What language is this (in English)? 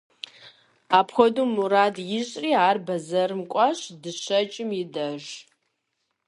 Kabardian